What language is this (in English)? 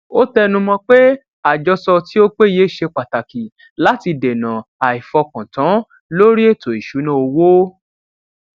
Yoruba